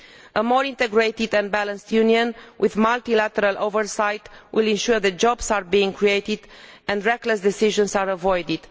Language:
English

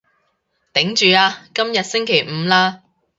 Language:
Cantonese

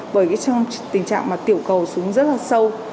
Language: Vietnamese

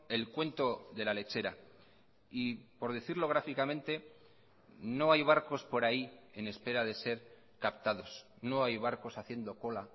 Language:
Spanish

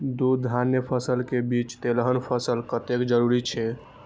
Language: Maithili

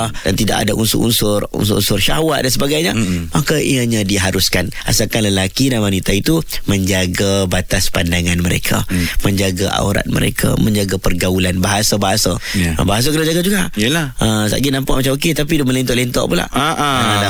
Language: Malay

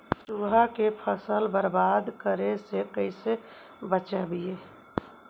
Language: Magahi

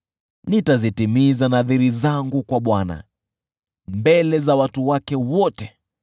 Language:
Swahili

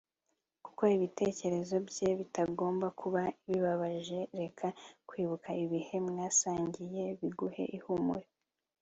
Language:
Kinyarwanda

